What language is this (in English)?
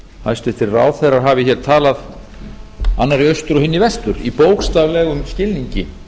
Icelandic